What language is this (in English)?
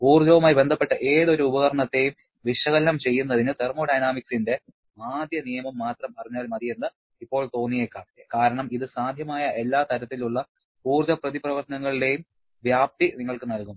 Malayalam